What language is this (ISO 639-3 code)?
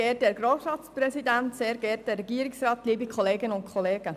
gsw